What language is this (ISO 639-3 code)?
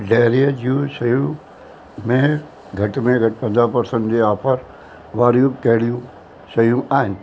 snd